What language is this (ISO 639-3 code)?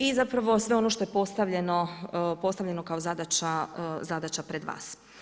hrv